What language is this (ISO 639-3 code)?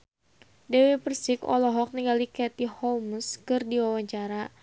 sun